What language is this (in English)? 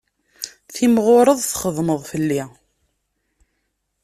Kabyle